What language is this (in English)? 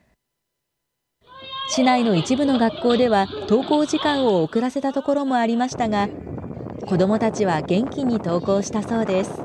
Japanese